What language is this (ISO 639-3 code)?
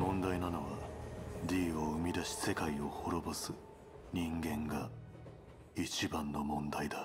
jpn